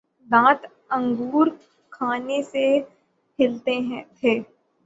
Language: Urdu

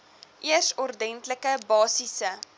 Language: Afrikaans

